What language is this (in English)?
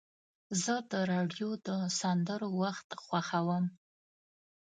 Pashto